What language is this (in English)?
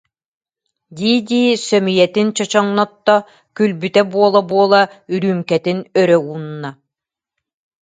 Yakut